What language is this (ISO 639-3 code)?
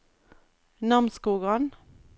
nor